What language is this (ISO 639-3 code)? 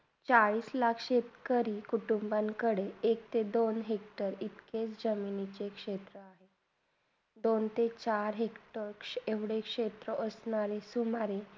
mar